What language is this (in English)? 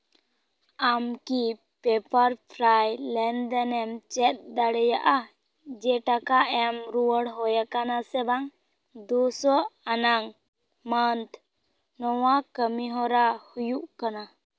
Santali